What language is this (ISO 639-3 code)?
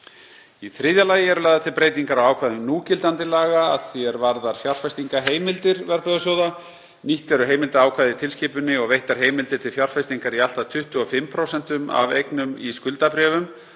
isl